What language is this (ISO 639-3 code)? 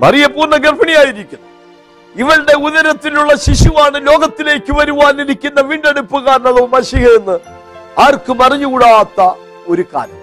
mal